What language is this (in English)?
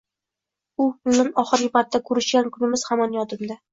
Uzbek